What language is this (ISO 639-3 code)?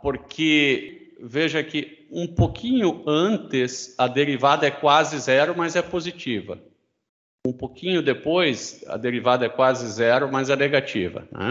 por